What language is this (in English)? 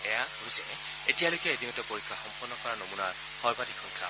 Assamese